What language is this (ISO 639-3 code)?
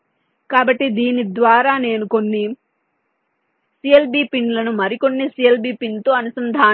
tel